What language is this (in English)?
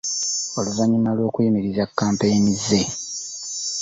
Ganda